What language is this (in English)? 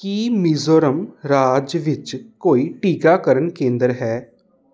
Punjabi